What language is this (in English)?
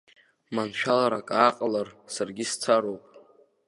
Abkhazian